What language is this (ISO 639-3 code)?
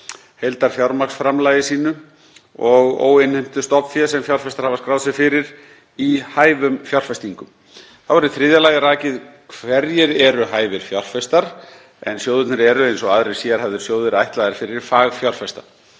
isl